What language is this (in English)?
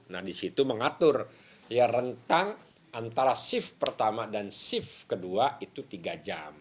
Indonesian